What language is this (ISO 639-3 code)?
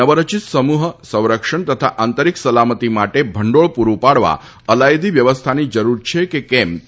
guj